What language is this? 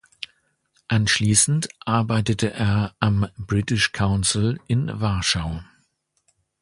German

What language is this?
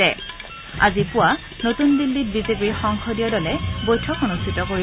Assamese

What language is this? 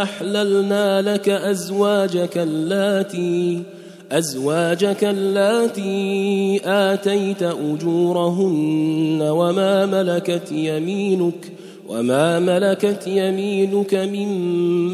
Arabic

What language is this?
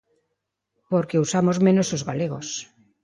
Galician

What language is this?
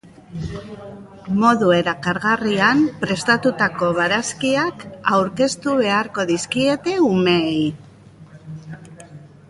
Basque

